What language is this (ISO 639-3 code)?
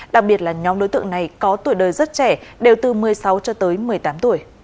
vie